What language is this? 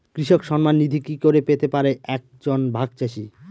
Bangla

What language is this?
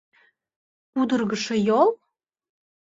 Mari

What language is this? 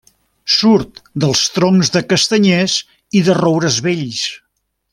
Catalan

